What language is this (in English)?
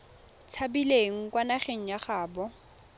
Tswana